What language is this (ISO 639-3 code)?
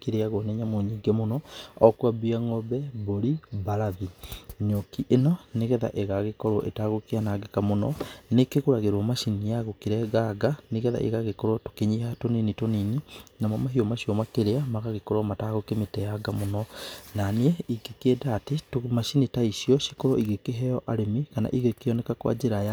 kik